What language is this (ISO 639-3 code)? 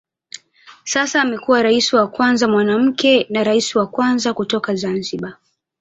swa